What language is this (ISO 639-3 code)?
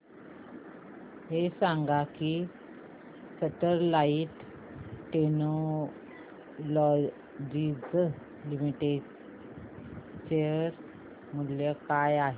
mar